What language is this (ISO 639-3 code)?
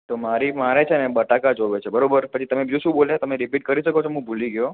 guj